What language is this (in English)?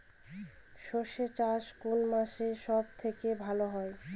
Bangla